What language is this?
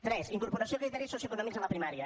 Catalan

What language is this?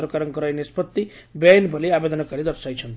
Odia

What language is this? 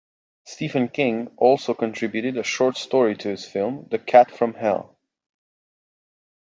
English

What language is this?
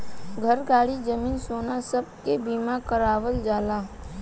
Bhojpuri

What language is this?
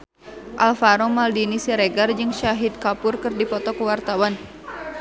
Sundanese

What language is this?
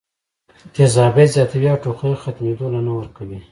Pashto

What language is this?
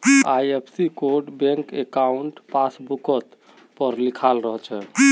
Magahi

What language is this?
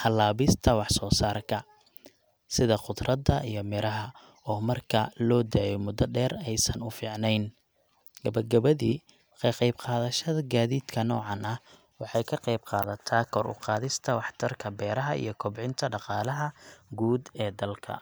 Somali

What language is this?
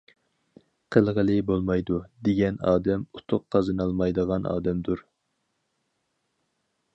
Uyghur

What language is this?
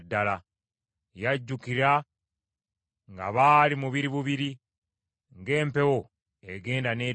Ganda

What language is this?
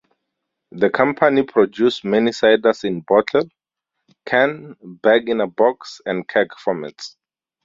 English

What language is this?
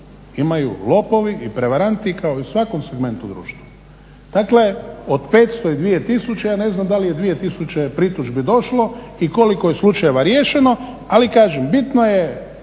Croatian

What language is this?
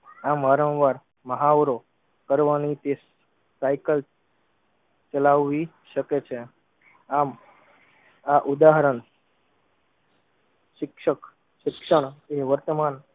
Gujarati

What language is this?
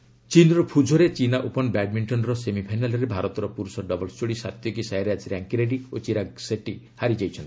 Odia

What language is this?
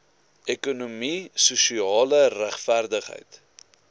Afrikaans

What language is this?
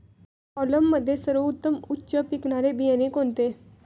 Marathi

